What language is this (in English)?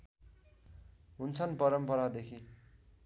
Nepali